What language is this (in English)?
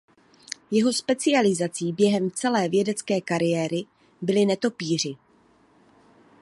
Czech